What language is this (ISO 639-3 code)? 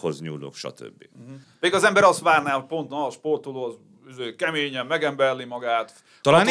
hun